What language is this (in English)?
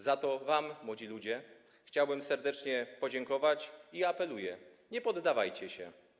Polish